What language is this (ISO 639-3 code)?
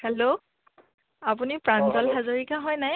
asm